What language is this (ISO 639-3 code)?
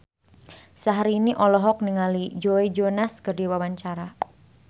sun